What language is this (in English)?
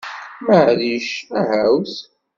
Kabyle